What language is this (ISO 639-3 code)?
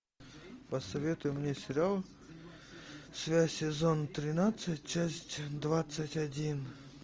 rus